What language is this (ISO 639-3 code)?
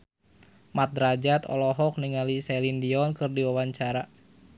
sun